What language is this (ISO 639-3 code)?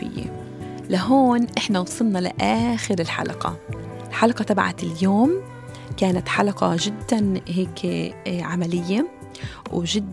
ara